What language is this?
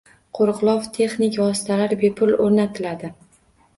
Uzbek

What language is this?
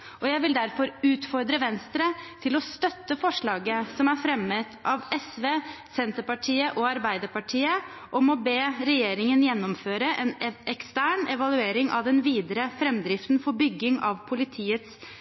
Norwegian Bokmål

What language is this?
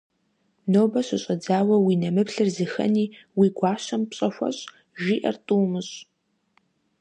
Kabardian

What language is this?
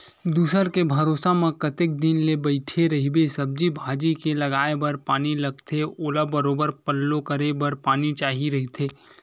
Chhattisgarhi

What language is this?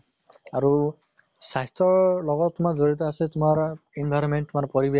Assamese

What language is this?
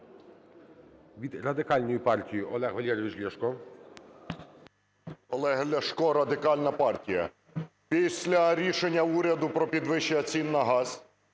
Ukrainian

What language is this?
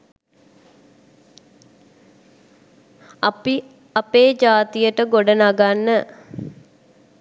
Sinhala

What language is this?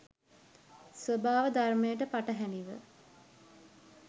Sinhala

